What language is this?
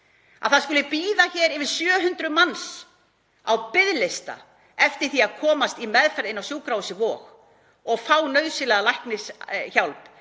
Icelandic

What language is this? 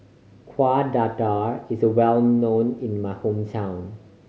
English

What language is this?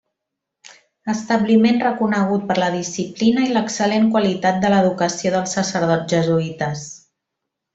Catalan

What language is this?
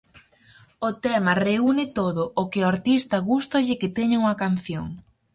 Galician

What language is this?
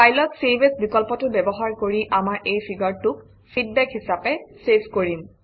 Assamese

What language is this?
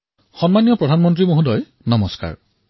Assamese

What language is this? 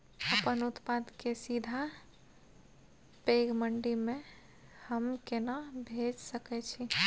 Maithili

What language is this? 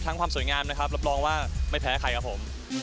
Thai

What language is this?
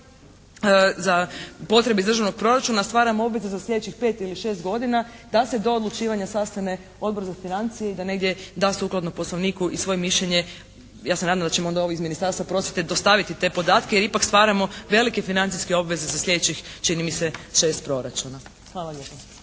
Croatian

